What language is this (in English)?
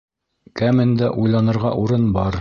Bashkir